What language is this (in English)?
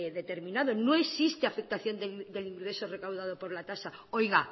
Spanish